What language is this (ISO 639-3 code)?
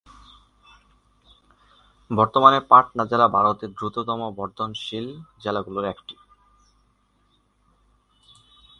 ben